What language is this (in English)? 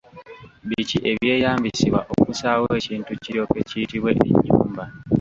Ganda